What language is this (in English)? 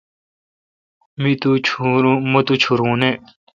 Kalkoti